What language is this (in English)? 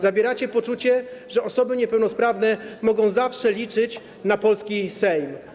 Polish